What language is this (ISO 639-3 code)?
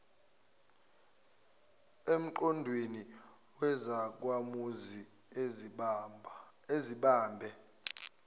zul